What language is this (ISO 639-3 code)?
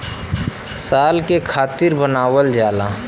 bho